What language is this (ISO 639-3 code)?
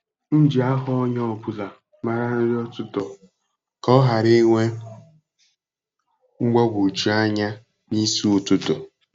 ibo